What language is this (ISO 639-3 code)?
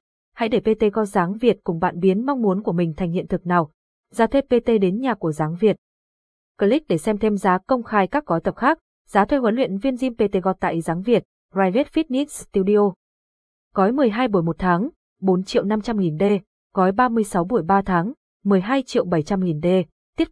vie